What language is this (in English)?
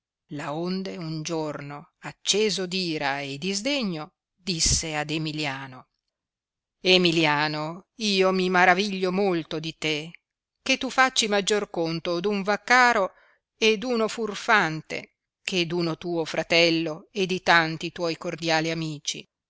Italian